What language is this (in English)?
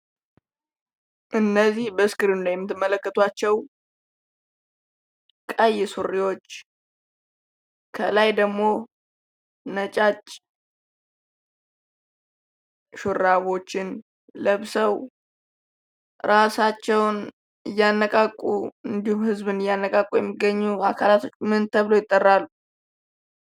Amharic